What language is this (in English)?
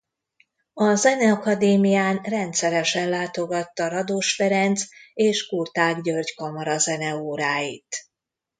Hungarian